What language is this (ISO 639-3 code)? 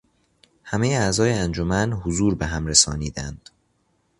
fas